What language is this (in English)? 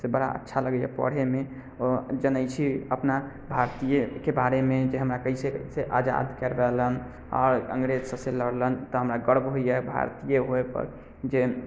Maithili